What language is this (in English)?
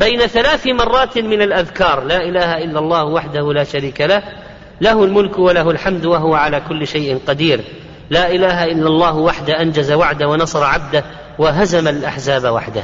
Arabic